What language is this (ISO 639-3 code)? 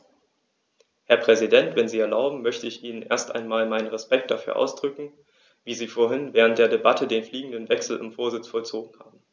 deu